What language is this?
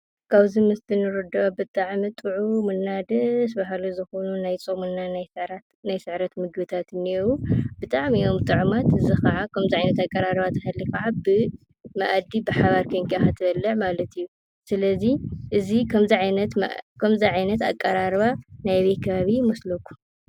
Tigrinya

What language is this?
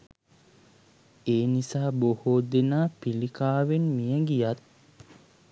Sinhala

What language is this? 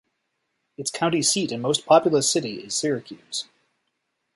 English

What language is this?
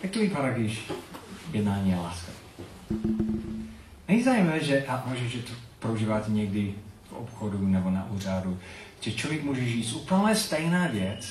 Czech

